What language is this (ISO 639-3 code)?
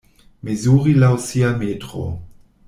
epo